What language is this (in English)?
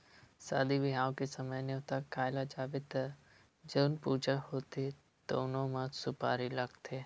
Chhattisgarhi